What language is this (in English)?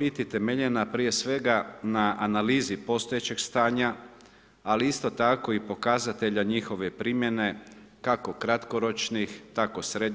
Croatian